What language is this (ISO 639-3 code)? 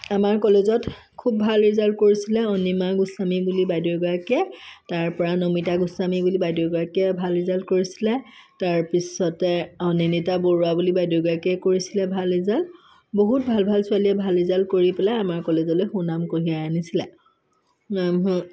asm